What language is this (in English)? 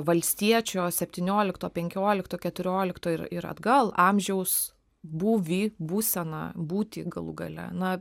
Lithuanian